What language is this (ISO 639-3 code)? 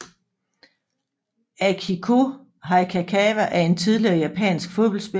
dan